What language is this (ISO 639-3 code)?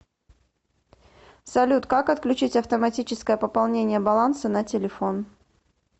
rus